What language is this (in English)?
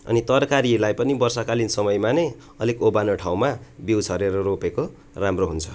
Nepali